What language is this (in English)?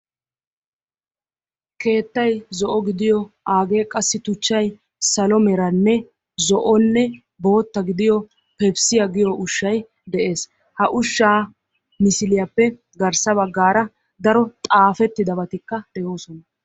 Wolaytta